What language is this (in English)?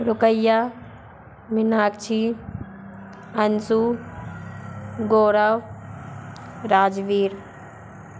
Hindi